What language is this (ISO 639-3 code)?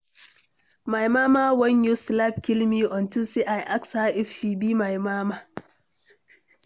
pcm